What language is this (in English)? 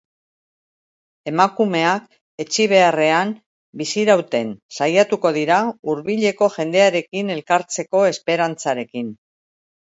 Basque